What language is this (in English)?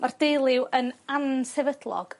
Welsh